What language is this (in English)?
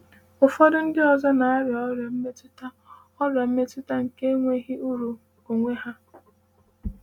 Igbo